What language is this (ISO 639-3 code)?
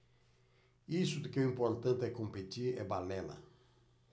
por